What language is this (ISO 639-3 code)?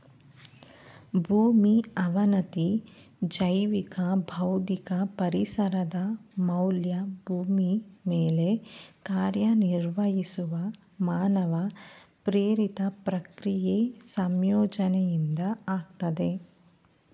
kan